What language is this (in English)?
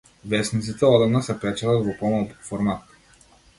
Macedonian